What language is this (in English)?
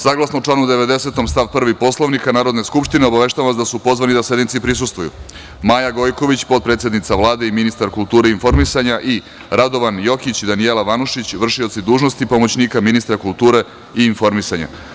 Serbian